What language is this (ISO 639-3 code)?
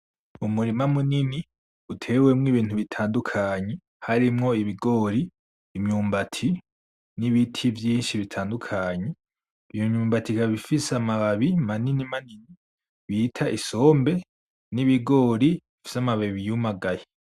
run